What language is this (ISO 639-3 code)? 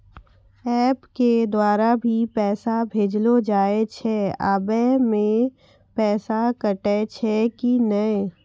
mai